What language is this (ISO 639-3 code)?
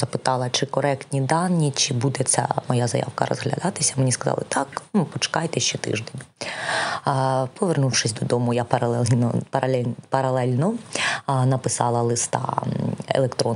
ukr